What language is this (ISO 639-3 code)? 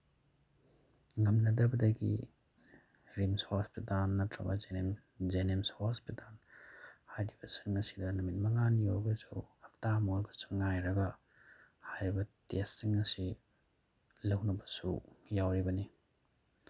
mni